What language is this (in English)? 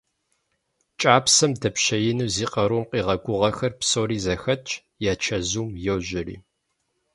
Kabardian